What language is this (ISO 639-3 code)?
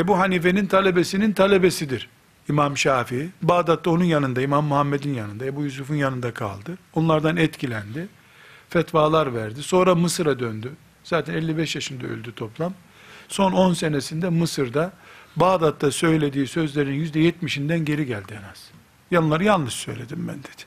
tur